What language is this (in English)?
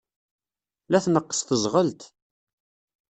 Kabyle